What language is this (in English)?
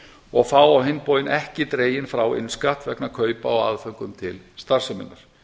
Icelandic